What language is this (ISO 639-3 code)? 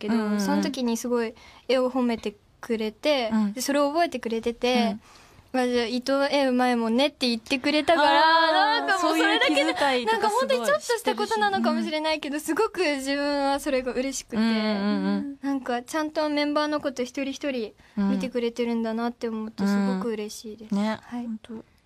jpn